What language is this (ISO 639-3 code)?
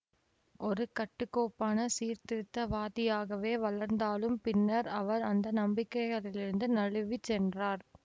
tam